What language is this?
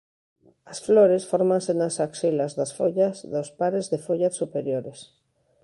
Galician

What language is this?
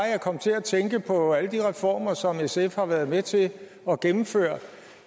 Danish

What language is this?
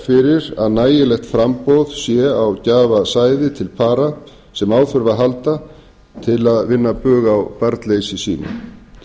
Icelandic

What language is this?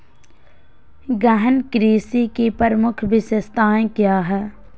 Magahi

